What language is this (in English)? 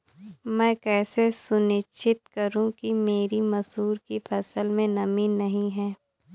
Hindi